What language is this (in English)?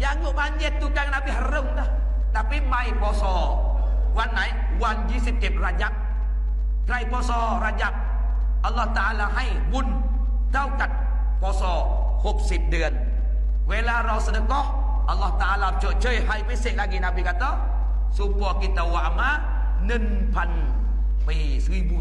Malay